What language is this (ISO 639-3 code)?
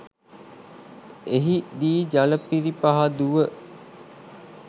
sin